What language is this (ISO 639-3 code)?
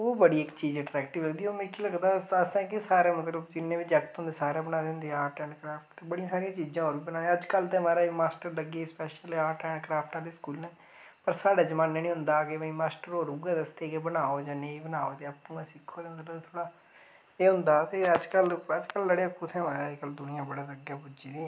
doi